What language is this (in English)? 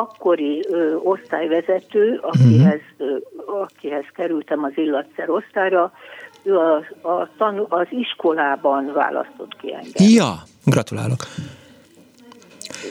Hungarian